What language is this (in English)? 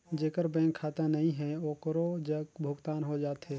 Chhattisgarhi